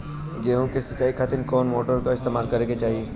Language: Bhojpuri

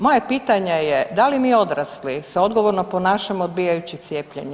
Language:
Croatian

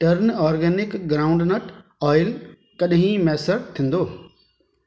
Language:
Sindhi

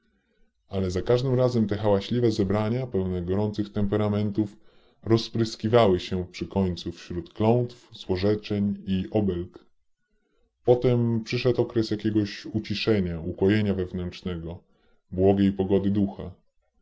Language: Polish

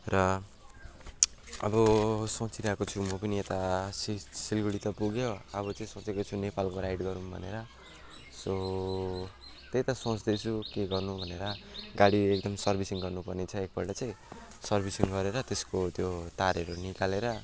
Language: Nepali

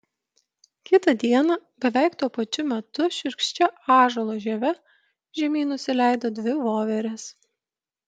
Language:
Lithuanian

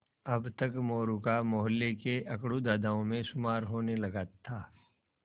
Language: Hindi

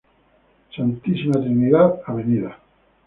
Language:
Spanish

